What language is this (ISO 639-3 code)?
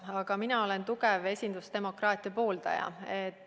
est